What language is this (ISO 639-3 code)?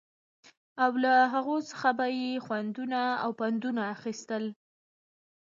pus